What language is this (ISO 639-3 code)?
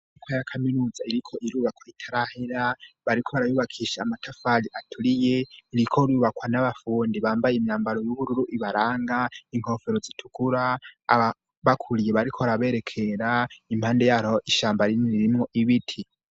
run